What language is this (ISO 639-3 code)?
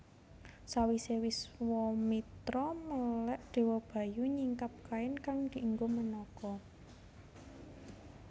jav